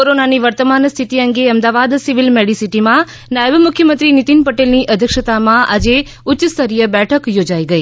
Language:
Gujarati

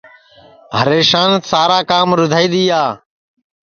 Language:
Sansi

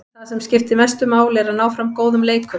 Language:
Icelandic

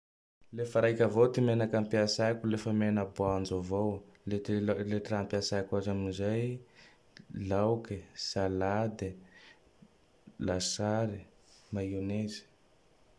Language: Tandroy-Mahafaly Malagasy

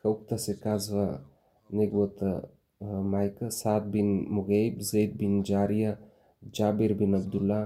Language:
Bulgarian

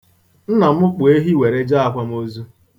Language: Igbo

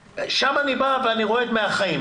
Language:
Hebrew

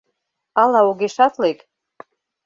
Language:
Mari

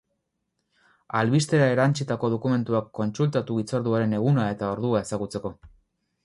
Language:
Basque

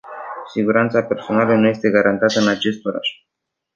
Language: Romanian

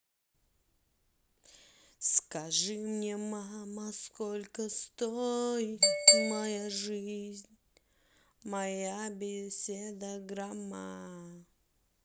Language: Russian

